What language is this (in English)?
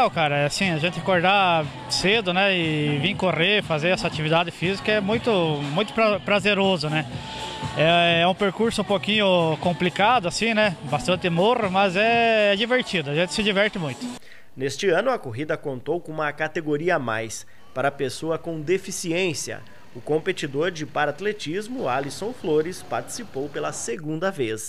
Portuguese